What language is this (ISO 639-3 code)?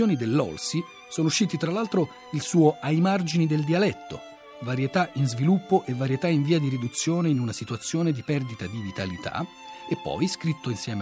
ita